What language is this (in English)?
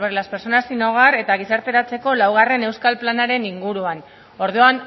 Basque